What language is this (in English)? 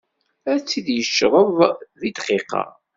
Kabyle